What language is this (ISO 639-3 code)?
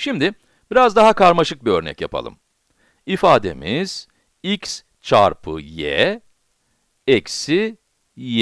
tur